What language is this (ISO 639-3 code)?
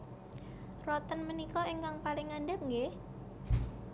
jav